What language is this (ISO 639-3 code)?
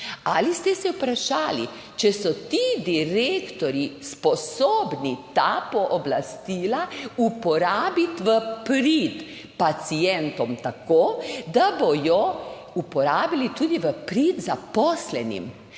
slv